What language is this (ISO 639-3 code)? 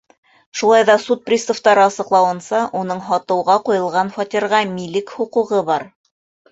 bak